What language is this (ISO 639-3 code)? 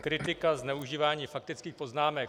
ces